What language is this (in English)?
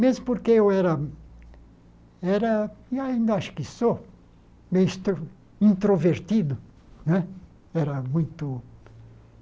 Portuguese